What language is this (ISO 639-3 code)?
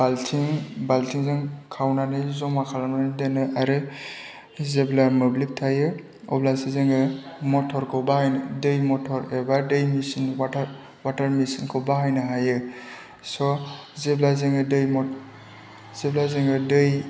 brx